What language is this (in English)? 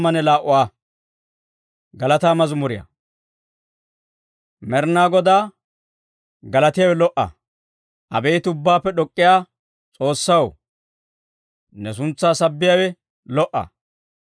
Dawro